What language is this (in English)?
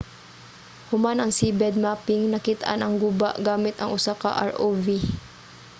Cebuano